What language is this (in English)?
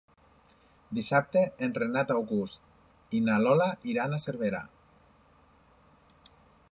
Catalan